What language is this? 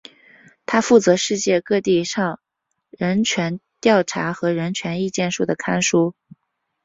Chinese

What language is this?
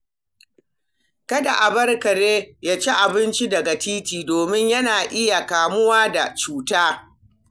Hausa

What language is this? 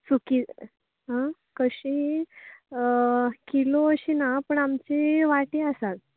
Konkani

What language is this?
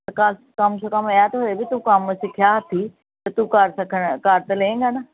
Punjabi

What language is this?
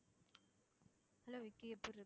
Tamil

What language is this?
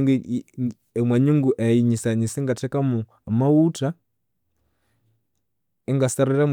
Konzo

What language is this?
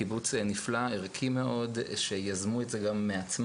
Hebrew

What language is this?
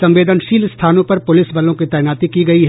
Hindi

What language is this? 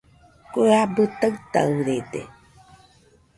Nüpode Huitoto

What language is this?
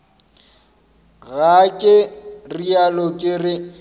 Northern Sotho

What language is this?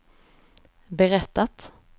Swedish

